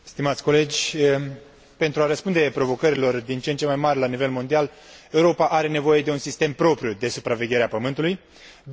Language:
Romanian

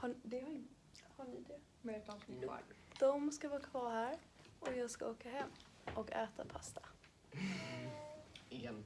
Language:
Swedish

